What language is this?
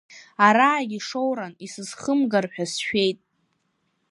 Abkhazian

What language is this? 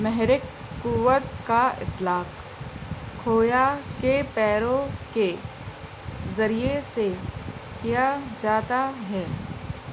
Urdu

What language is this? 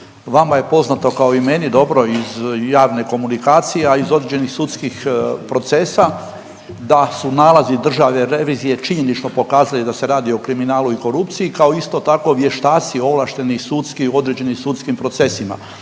Croatian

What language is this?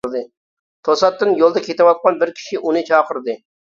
Uyghur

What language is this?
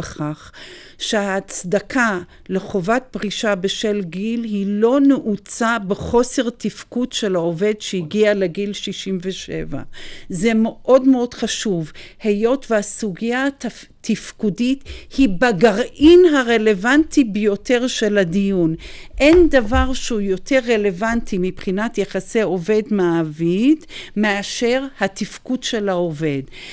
Hebrew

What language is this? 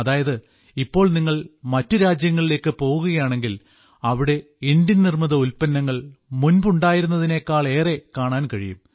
Malayalam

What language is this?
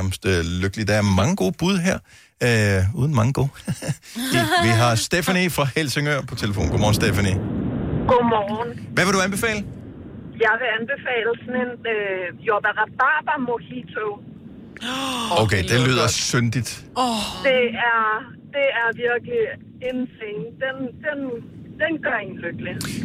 Danish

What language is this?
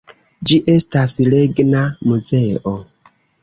Esperanto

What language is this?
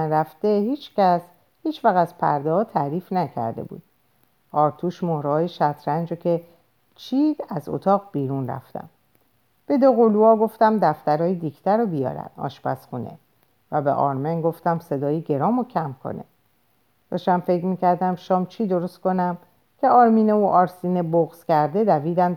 Persian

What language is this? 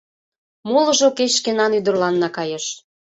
Mari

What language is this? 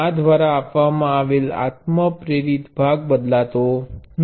Gujarati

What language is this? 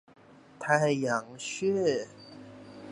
Chinese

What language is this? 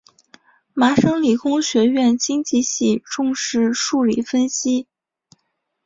Chinese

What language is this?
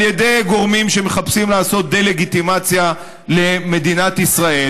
Hebrew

